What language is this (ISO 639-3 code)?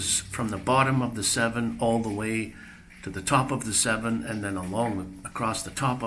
eng